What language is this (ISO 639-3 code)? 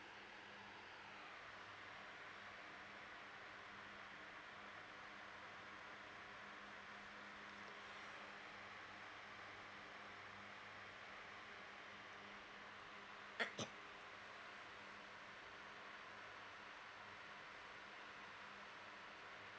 eng